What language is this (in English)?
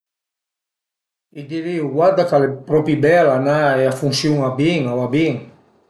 Piedmontese